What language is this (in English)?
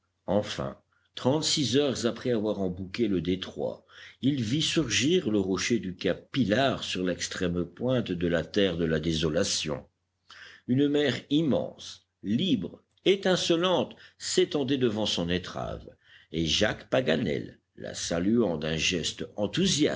French